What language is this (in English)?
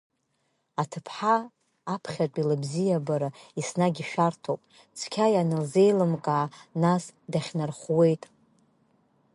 Abkhazian